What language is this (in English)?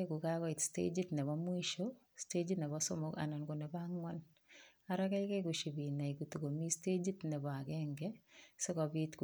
Kalenjin